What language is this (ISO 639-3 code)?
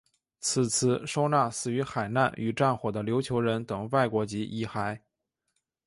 zho